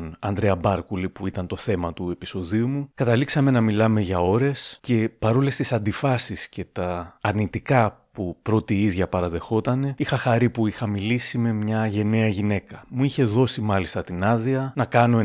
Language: Greek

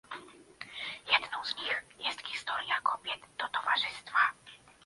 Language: Polish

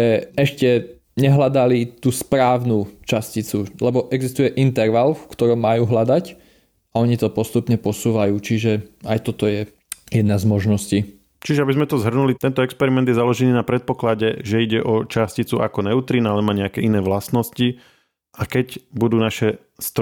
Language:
Slovak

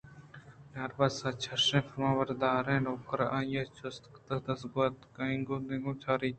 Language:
Eastern Balochi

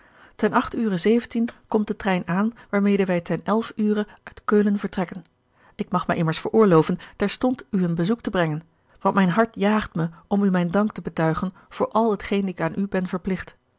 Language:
Dutch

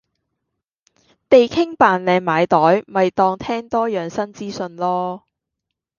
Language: Cantonese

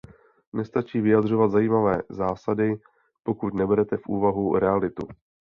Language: Czech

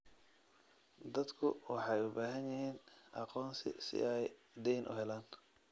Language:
Somali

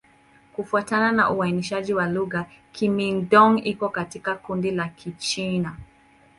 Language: Swahili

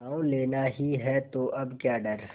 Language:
Hindi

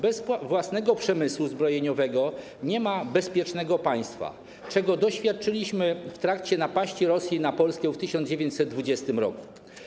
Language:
Polish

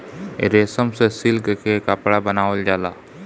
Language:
Bhojpuri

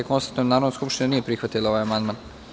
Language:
Serbian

